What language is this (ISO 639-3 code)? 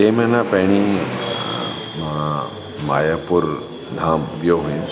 snd